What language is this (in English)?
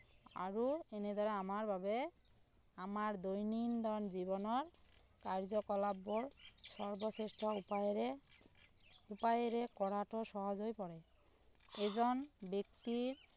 Assamese